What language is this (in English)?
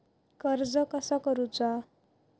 Marathi